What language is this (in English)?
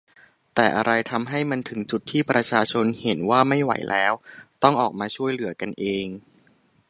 Thai